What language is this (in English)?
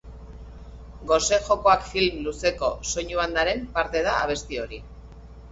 Basque